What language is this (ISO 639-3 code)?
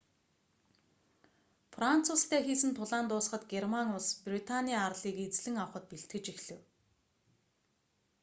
mon